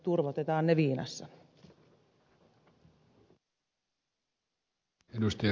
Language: Finnish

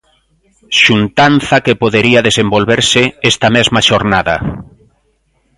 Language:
Galician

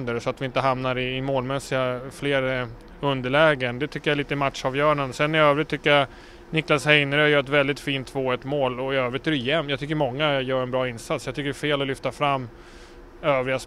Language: Swedish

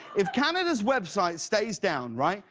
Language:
English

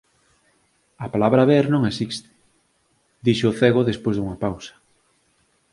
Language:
Galician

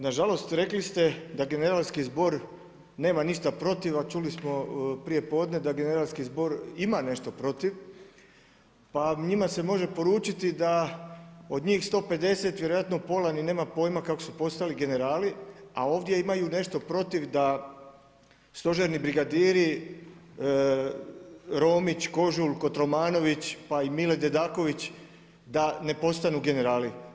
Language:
Croatian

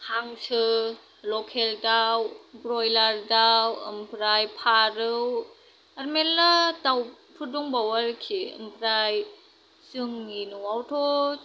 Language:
Bodo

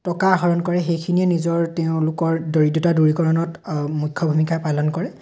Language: Assamese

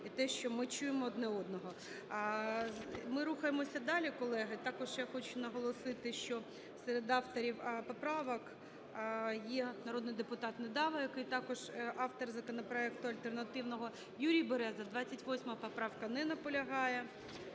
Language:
Ukrainian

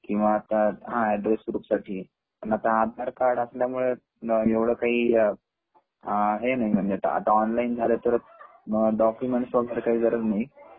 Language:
Marathi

